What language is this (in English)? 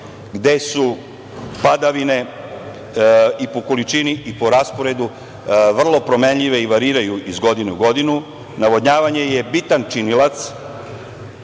Serbian